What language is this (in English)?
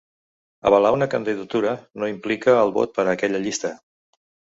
Catalan